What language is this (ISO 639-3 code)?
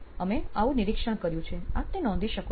guj